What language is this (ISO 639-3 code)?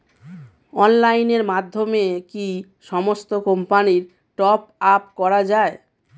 ben